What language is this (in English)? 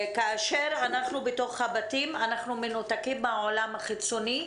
Hebrew